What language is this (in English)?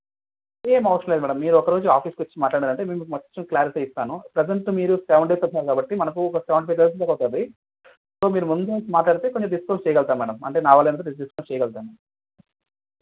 Telugu